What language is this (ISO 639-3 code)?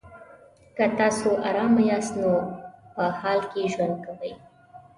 pus